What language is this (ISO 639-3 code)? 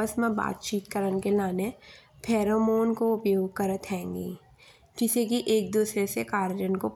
bns